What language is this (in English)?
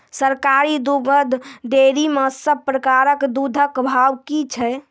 Maithili